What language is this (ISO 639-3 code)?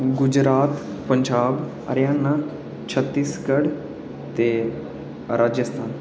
doi